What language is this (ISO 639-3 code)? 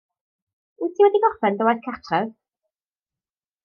cym